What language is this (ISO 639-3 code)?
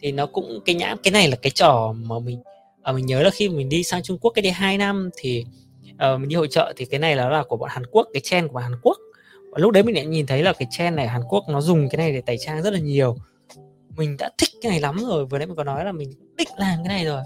vie